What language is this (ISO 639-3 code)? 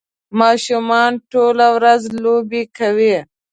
pus